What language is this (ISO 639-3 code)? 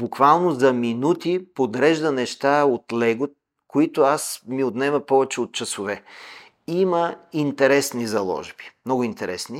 bul